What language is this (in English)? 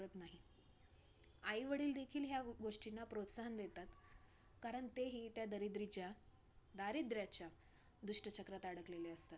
Marathi